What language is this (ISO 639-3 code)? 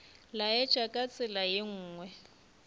nso